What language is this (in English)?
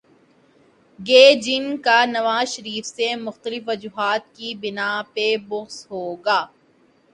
Urdu